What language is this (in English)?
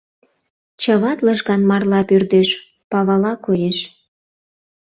Mari